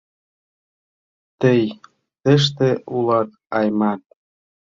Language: Mari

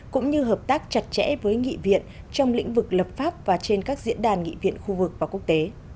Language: Vietnamese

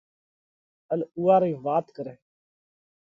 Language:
Parkari Koli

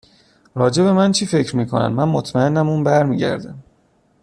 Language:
Persian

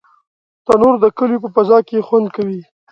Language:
Pashto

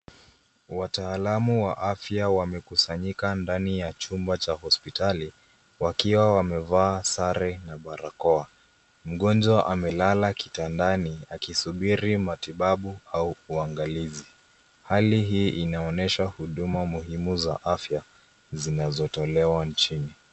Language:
Swahili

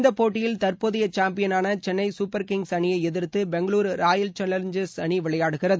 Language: Tamil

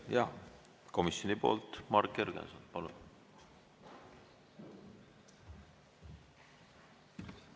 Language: Estonian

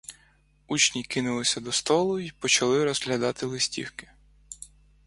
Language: Ukrainian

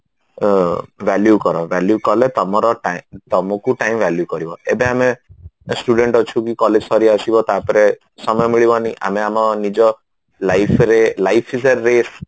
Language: Odia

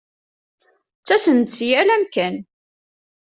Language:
Kabyle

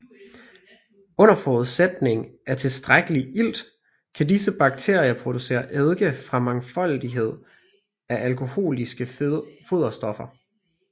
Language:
Danish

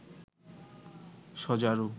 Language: Bangla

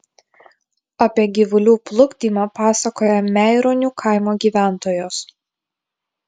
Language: Lithuanian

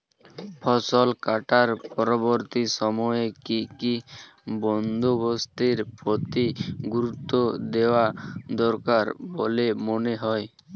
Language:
Bangla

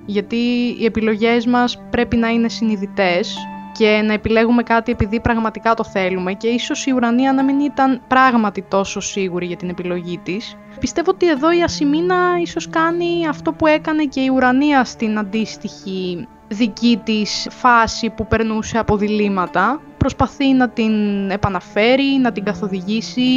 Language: Greek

